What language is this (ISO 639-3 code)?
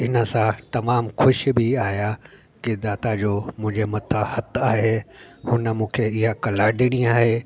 snd